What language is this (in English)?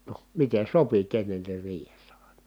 Finnish